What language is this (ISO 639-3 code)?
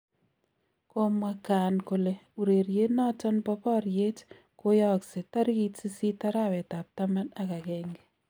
kln